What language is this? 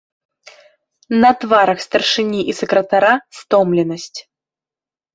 Belarusian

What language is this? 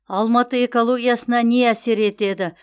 Kazakh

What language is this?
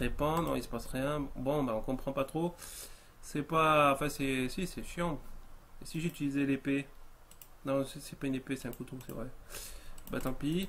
French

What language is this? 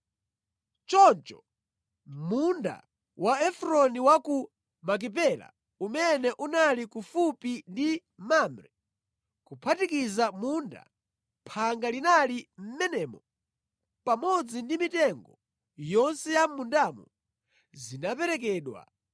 Nyanja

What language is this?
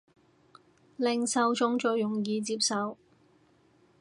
Cantonese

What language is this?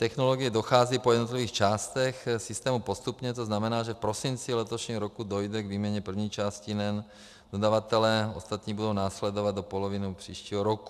Czech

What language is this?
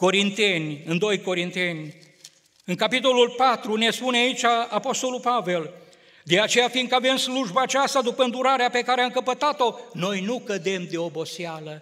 Romanian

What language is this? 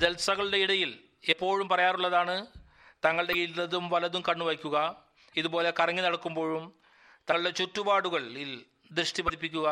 Malayalam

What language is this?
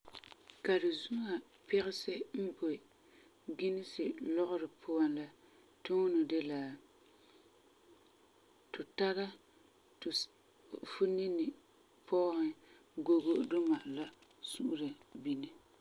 Frafra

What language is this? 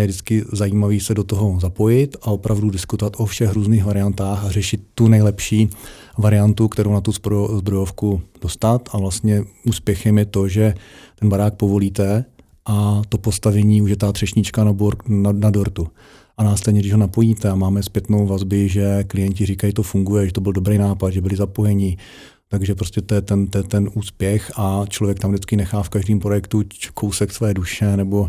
Czech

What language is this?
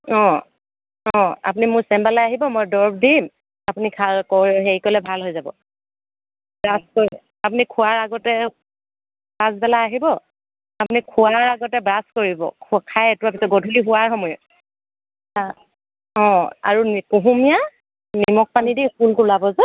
Assamese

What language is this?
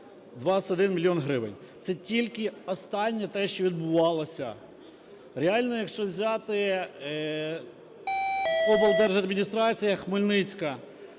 Ukrainian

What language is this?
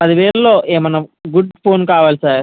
Telugu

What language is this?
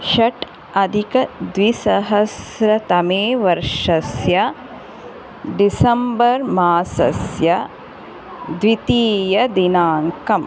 Sanskrit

